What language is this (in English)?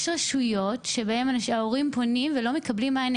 Hebrew